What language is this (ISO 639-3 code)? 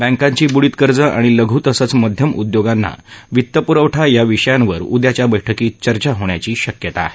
mar